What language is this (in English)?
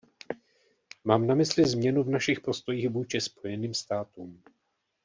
Czech